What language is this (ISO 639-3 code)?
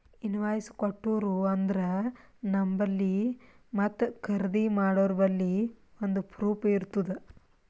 kan